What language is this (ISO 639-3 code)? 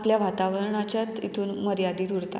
kok